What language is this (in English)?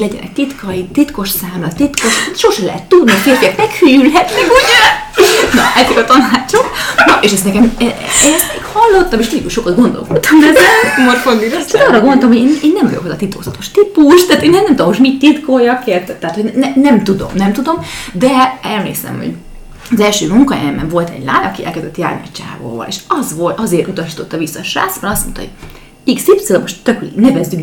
Hungarian